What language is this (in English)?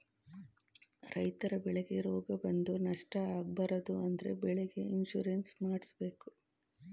Kannada